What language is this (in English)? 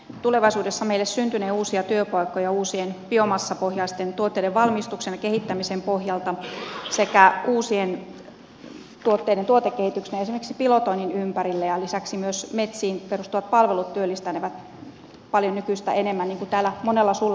Finnish